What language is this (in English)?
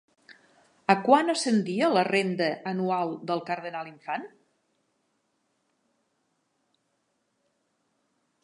Catalan